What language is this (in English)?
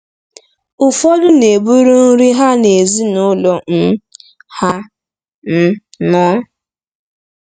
Igbo